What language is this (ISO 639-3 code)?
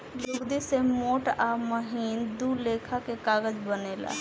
bho